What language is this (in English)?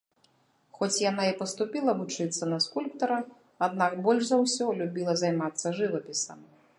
Belarusian